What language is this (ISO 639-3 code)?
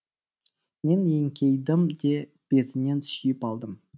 kaz